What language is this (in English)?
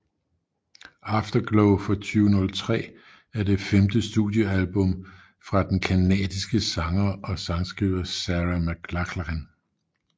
Danish